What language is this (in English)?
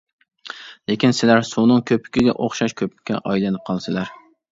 Uyghur